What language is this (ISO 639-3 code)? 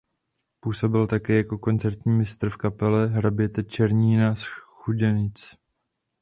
ces